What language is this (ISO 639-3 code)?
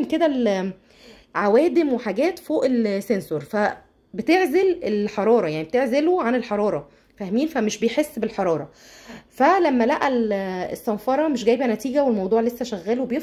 ara